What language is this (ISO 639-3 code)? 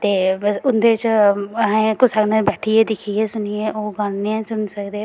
doi